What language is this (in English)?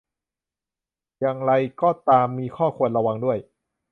Thai